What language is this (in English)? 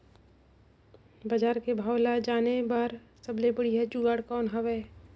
Chhattisgarhi